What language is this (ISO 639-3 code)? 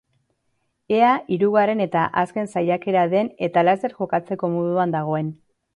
eus